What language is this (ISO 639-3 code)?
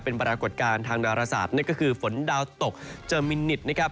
tha